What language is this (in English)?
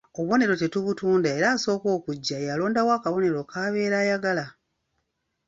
Ganda